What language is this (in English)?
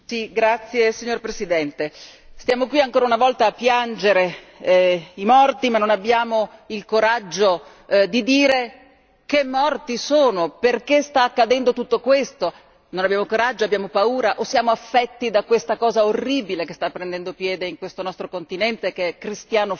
Italian